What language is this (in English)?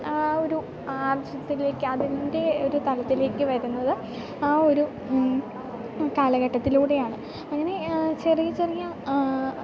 Malayalam